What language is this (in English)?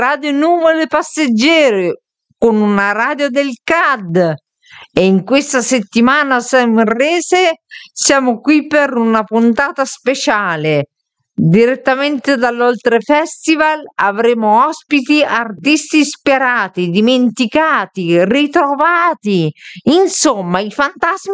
Italian